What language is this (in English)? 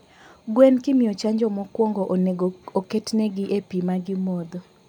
Luo (Kenya and Tanzania)